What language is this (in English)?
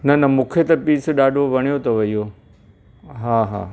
Sindhi